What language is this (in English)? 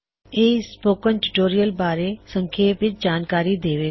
Punjabi